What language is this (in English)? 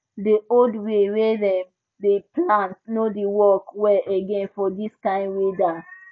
Nigerian Pidgin